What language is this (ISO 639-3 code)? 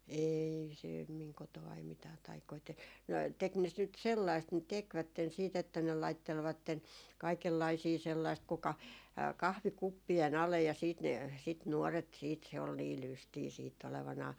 fin